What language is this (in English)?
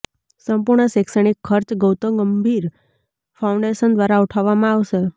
Gujarati